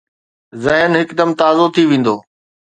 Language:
Sindhi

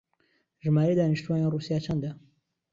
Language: Central Kurdish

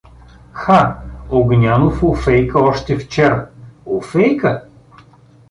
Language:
Bulgarian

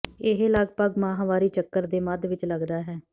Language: Punjabi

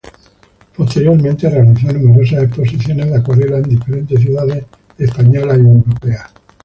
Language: Spanish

